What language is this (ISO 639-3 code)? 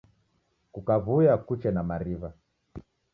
dav